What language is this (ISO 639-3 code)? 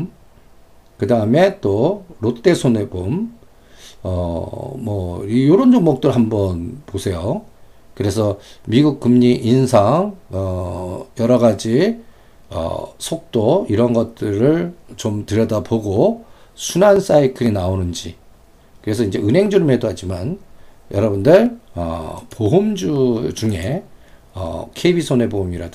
kor